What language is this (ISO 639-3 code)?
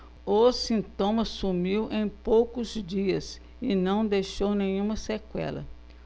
por